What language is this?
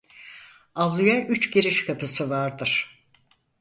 Turkish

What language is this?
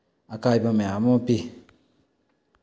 Manipuri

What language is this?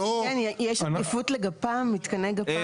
Hebrew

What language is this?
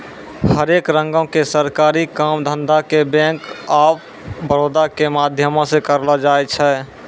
Maithili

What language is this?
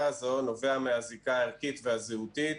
Hebrew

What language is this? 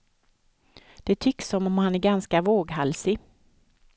Swedish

